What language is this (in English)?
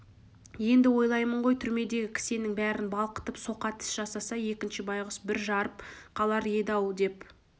Kazakh